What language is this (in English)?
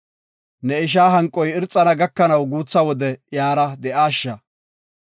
Gofa